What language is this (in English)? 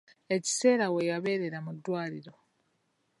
Ganda